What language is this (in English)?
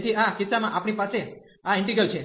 Gujarati